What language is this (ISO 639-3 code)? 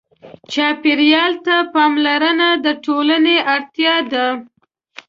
pus